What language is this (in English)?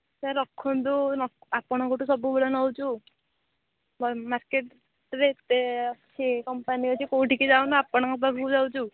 Odia